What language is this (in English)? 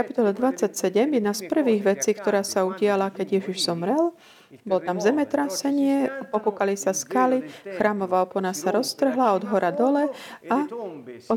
Slovak